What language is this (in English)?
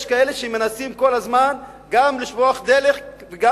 Hebrew